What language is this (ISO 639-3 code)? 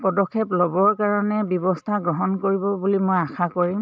asm